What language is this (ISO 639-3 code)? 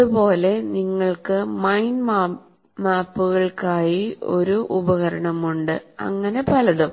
mal